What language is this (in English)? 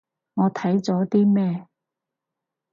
Cantonese